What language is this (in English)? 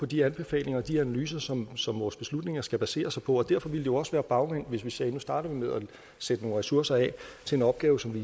Danish